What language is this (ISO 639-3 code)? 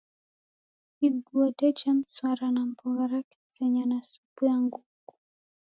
dav